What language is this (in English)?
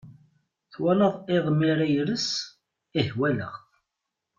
Kabyle